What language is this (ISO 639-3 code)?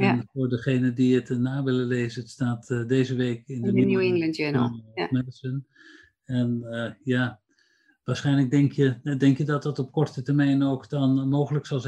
nld